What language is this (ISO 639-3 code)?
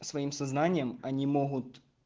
rus